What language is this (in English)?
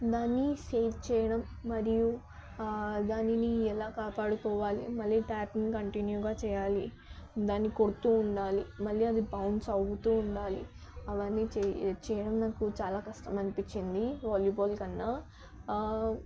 Telugu